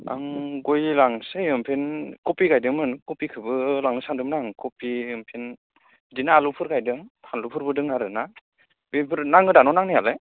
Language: Bodo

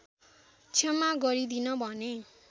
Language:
Nepali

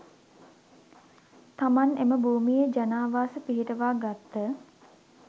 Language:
Sinhala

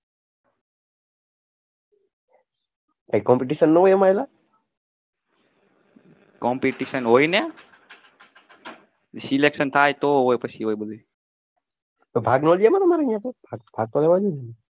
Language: Gujarati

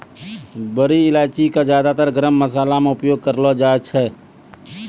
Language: Maithili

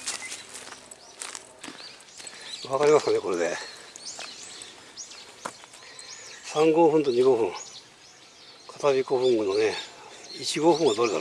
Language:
Japanese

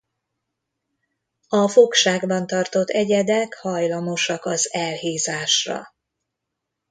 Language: Hungarian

